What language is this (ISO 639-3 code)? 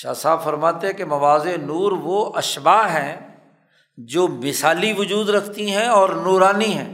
urd